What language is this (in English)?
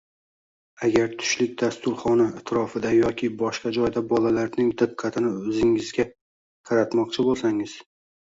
Uzbek